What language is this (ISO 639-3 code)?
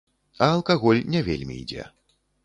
bel